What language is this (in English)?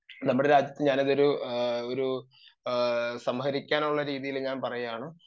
Malayalam